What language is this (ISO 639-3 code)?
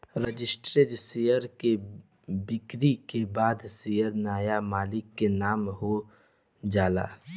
bho